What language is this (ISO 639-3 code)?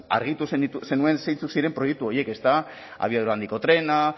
eus